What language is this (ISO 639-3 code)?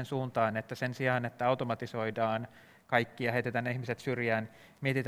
fin